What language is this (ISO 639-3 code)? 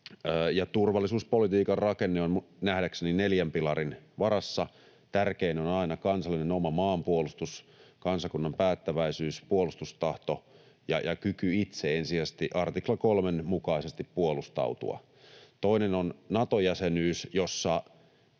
fin